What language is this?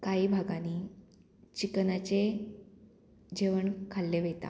Konkani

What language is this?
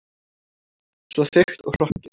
Icelandic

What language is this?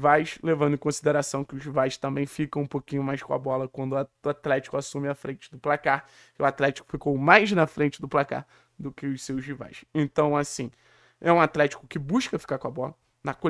Portuguese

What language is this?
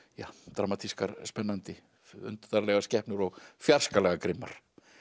Icelandic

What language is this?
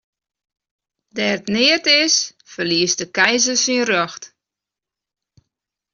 Western Frisian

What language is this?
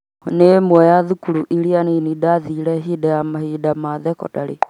Kikuyu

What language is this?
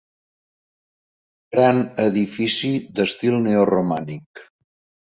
Catalan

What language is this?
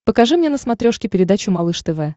Russian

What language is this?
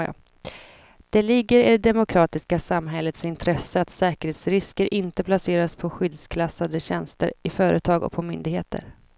Swedish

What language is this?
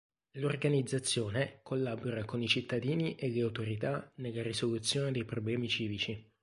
Italian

